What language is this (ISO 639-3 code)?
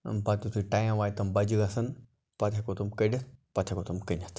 kas